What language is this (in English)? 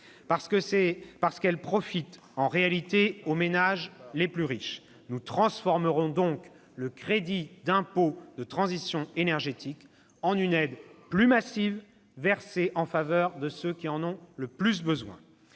French